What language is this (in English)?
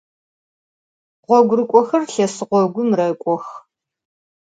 Adyghe